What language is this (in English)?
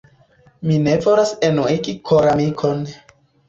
Esperanto